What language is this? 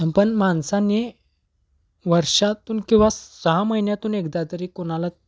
Marathi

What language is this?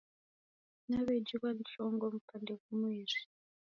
Taita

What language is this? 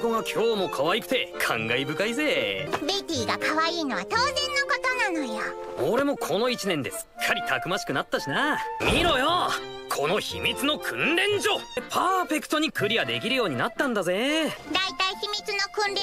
Japanese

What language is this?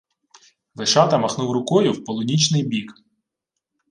Ukrainian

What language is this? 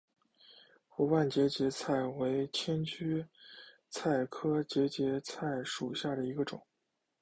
Chinese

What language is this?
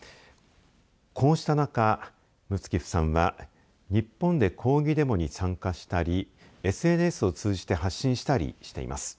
Japanese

